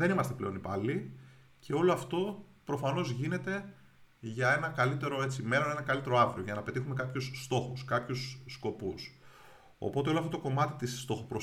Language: Greek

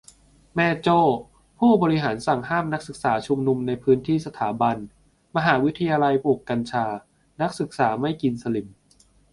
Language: Thai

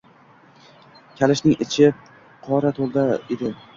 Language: Uzbek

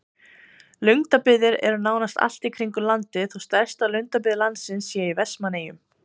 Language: Icelandic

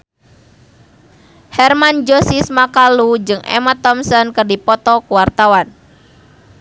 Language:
Sundanese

